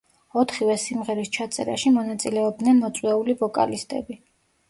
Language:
Georgian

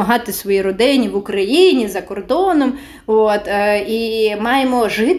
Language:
Ukrainian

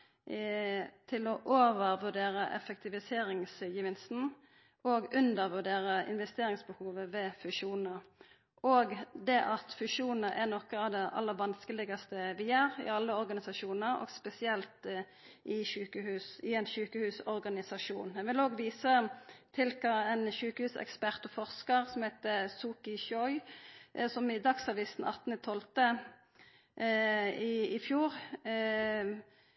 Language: Norwegian Nynorsk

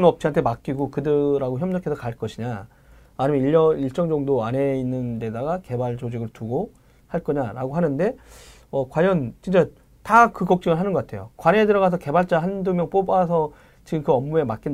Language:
Korean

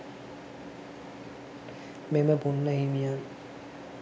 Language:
Sinhala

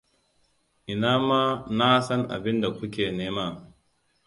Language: Hausa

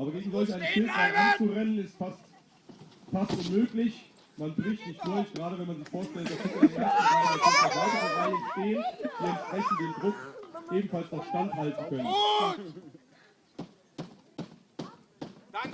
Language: German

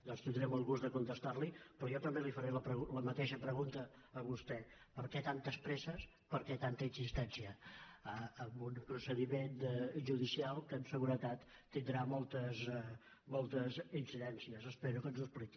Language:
Catalan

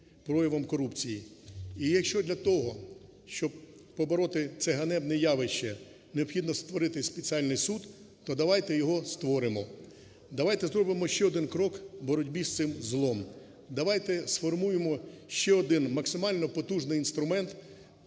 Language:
Ukrainian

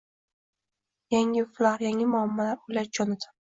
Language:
Uzbek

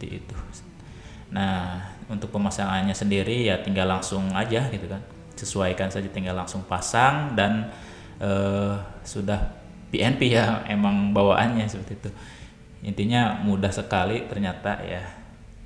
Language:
Indonesian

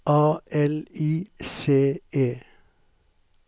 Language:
Norwegian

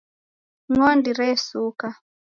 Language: Taita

